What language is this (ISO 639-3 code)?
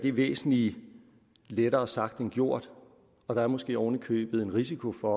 dan